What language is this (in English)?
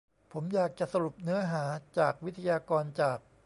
Thai